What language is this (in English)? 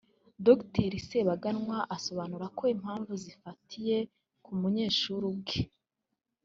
Kinyarwanda